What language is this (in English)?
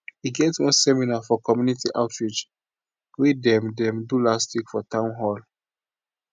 Nigerian Pidgin